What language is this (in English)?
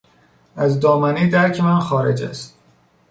Persian